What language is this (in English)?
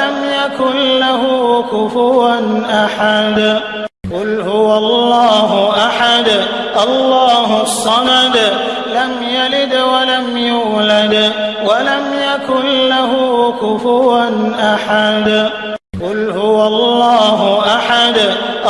Arabic